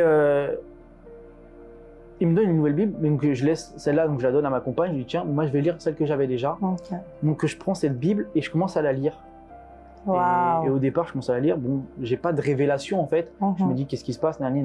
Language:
French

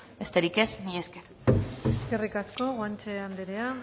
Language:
Basque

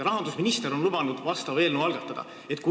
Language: Estonian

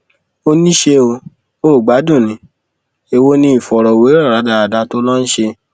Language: Yoruba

